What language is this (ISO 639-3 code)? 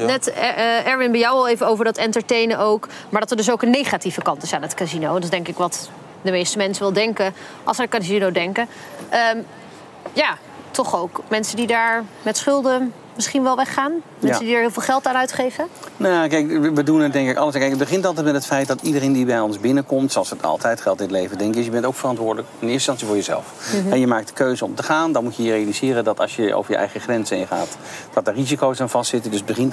nld